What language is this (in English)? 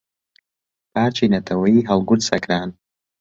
Central Kurdish